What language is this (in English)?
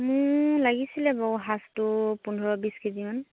Assamese